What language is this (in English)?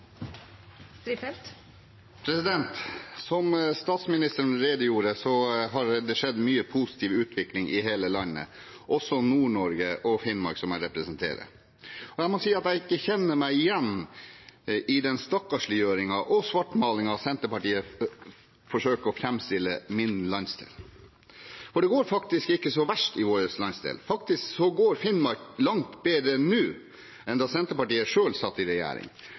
Norwegian